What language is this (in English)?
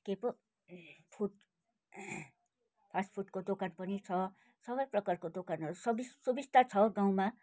Nepali